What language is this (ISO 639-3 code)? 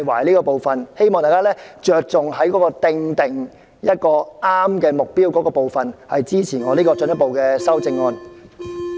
yue